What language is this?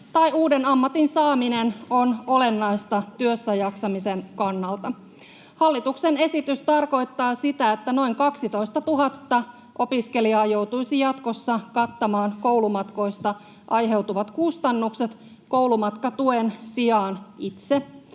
Finnish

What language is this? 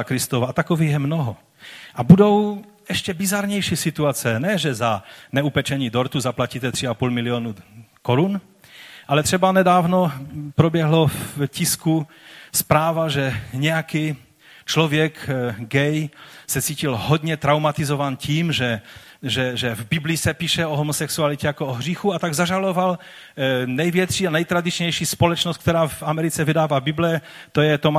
Czech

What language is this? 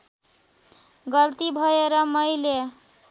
Nepali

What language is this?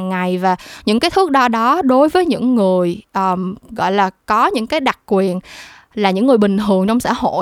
Vietnamese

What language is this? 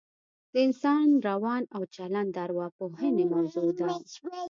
Pashto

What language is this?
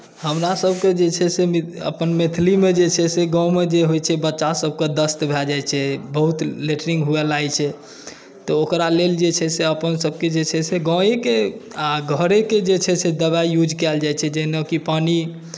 Maithili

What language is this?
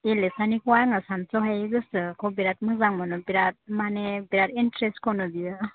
Bodo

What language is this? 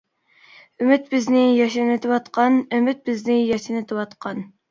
Uyghur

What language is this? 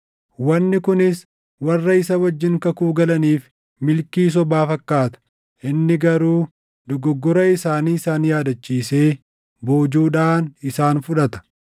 Oromo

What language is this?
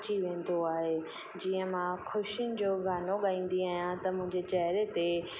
Sindhi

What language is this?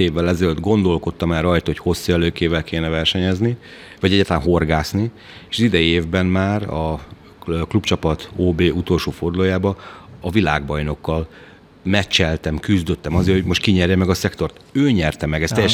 Hungarian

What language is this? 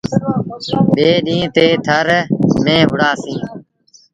Sindhi Bhil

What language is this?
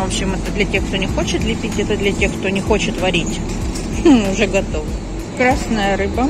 Russian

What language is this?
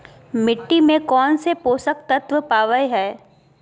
Magahi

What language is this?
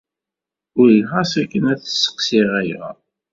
Kabyle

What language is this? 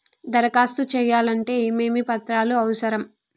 Telugu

